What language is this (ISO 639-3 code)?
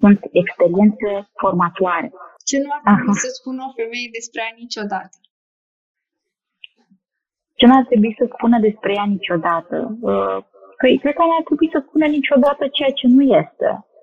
ron